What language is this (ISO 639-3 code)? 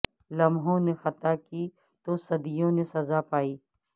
urd